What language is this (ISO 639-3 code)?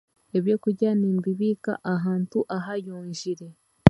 cgg